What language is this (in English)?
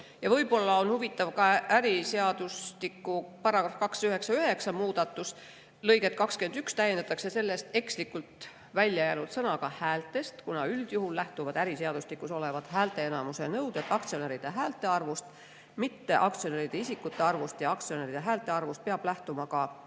Estonian